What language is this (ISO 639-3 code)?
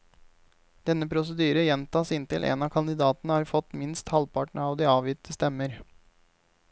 nor